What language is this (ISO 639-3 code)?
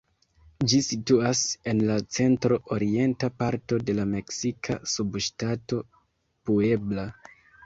epo